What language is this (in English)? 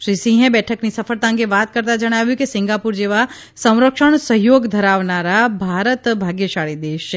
Gujarati